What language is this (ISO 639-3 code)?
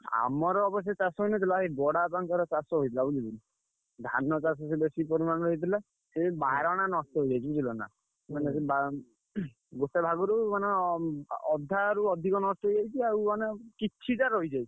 ori